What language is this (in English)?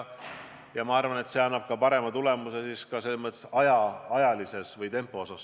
Estonian